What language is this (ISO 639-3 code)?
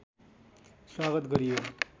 nep